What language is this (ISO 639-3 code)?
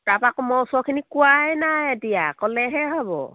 asm